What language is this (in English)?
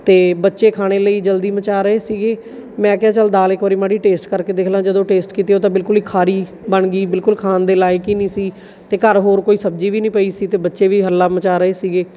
Punjabi